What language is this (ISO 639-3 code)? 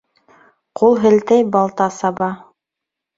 bak